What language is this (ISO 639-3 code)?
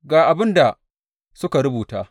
hau